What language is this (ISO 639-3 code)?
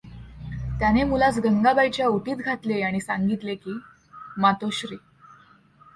mar